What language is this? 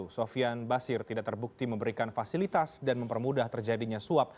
Indonesian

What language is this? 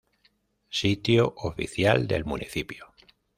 Spanish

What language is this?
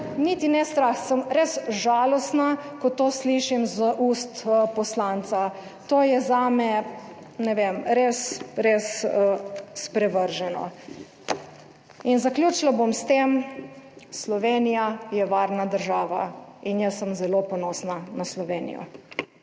Slovenian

